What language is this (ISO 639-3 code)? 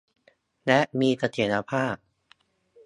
tha